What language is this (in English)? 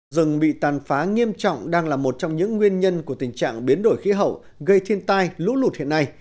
Vietnamese